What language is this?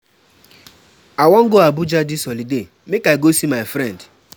Nigerian Pidgin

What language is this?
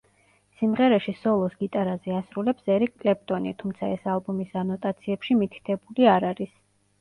Georgian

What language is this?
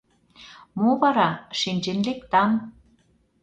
Mari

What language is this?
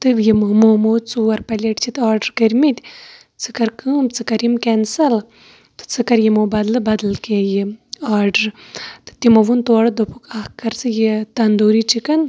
Kashmiri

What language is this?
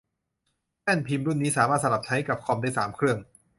Thai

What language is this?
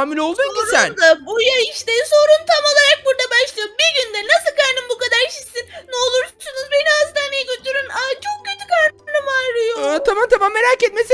Turkish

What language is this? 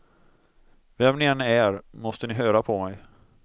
Swedish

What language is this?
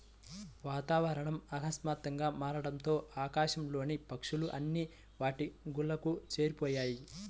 Telugu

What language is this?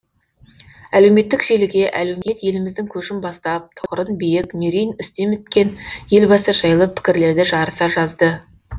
Kazakh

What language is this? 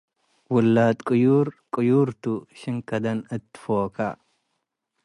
Tigre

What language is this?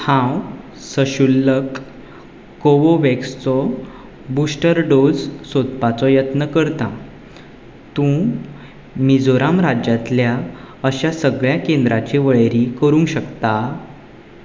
Konkani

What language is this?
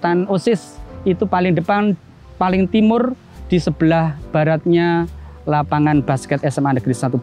Indonesian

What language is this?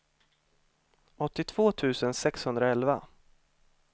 Swedish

